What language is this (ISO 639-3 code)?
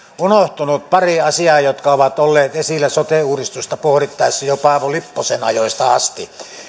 fin